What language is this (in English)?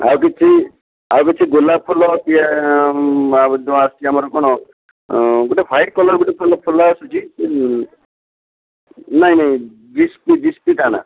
Odia